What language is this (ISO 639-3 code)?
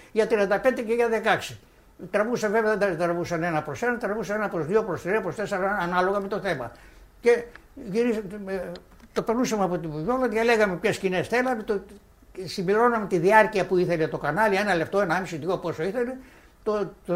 ell